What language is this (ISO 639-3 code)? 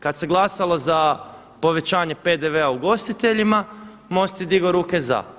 hrv